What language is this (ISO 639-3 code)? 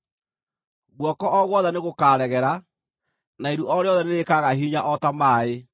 kik